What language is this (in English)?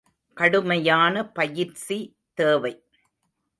Tamil